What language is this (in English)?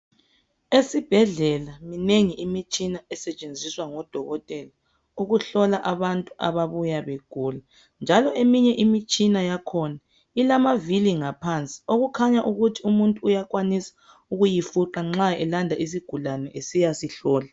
North Ndebele